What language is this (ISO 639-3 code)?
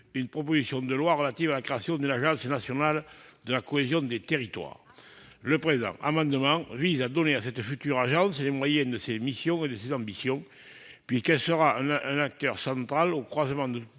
fra